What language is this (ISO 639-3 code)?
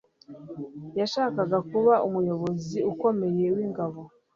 kin